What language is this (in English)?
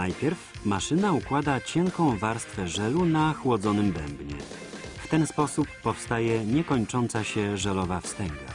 Polish